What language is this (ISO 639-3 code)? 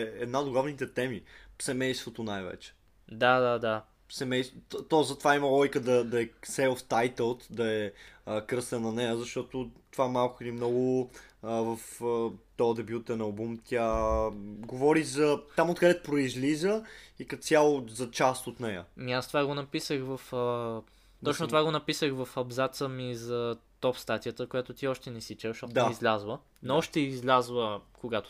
bul